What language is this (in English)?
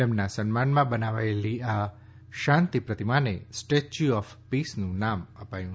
Gujarati